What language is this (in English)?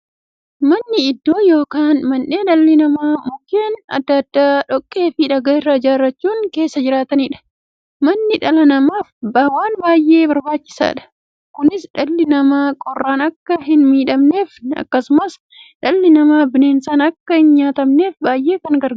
Oromo